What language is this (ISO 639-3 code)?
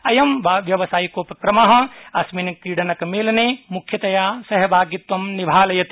san